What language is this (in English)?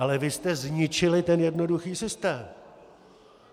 Czech